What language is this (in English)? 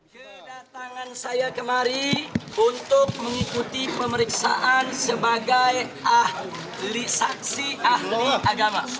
Indonesian